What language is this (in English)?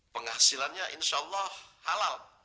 Indonesian